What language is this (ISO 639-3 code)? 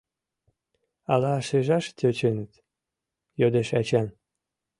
chm